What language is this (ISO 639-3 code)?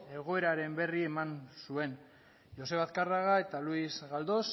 eus